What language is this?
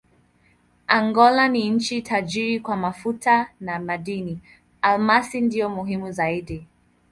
Swahili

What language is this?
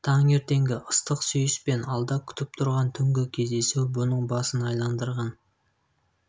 Kazakh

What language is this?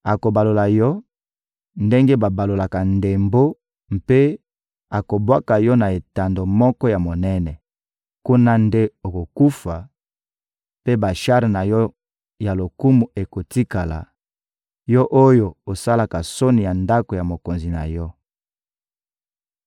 Lingala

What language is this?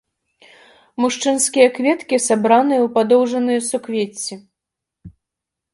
Belarusian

